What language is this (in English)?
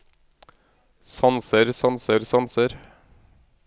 Norwegian